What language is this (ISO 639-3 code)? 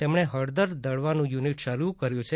guj